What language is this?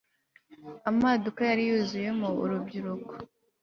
Kinyarwanda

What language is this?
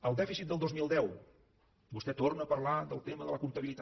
Catalan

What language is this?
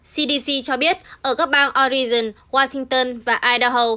Vietnamese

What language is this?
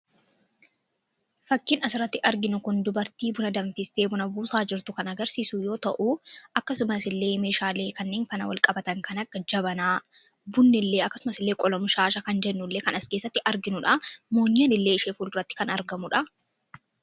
Oromo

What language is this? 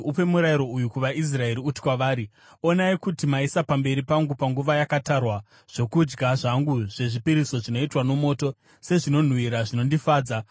Shona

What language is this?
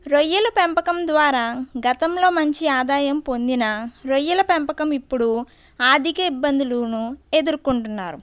Telugu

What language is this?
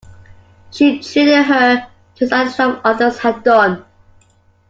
English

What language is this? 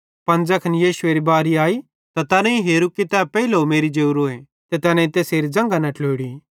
Bhadrawahi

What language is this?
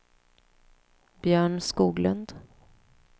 Swedish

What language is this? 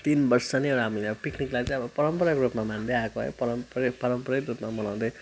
Nepali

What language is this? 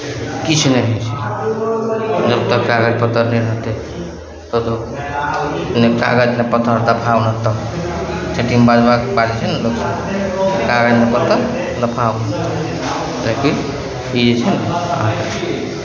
Maithili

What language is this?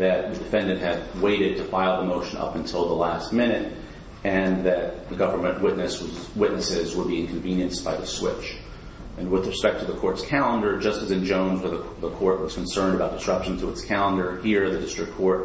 English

